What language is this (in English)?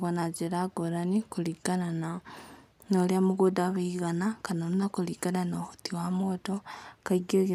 Kikuyu